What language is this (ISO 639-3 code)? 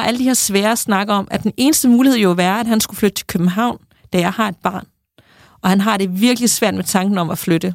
dan